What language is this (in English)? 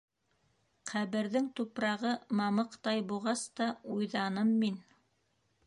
Bashkir